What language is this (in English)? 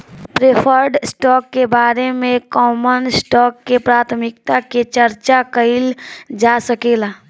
Bhojpuri